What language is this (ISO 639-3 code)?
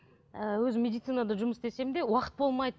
kaz